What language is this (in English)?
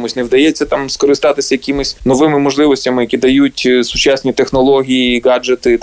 Ukrainian